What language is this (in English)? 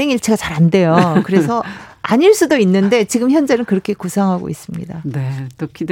Korean